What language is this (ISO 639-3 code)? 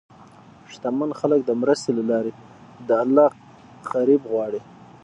pus